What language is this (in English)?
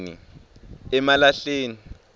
Swati